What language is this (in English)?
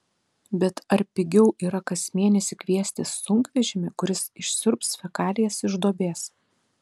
Lithuanian